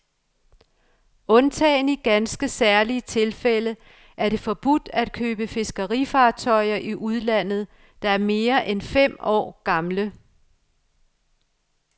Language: Danish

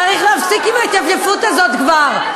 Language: Hebrew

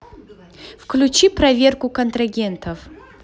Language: Russian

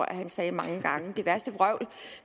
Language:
Danish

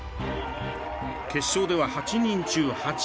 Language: Japanese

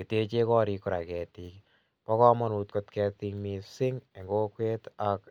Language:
Kalenjin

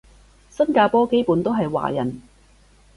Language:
Cantonese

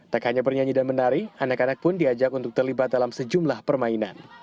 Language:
Indonesian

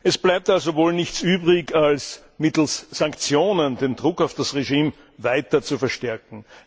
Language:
German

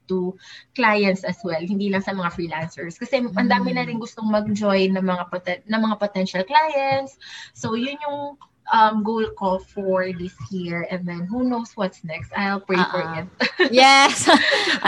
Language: Filipino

